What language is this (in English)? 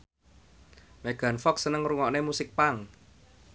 Javanese